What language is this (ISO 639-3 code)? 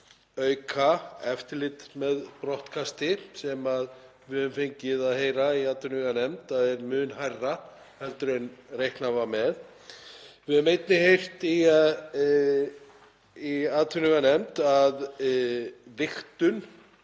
isl